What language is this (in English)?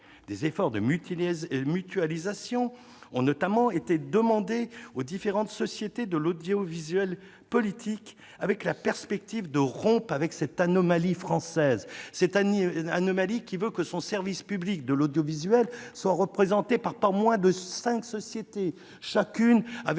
French